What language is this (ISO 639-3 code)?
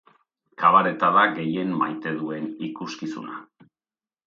eus